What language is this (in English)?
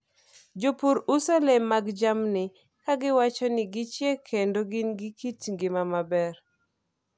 Luo (Kenya and Tanzania)